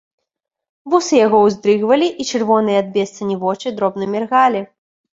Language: Belarusian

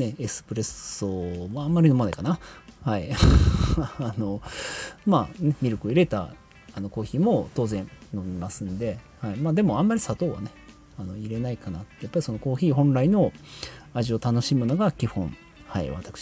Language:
Japanese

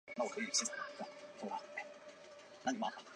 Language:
Chinese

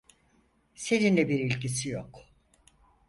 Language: Turkish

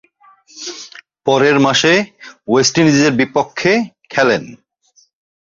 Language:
Bangla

